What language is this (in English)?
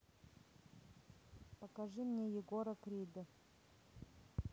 Russian